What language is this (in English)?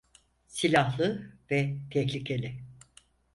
Turkish